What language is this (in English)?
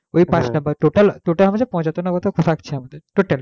Bangla